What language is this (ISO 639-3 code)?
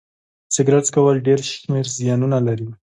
pus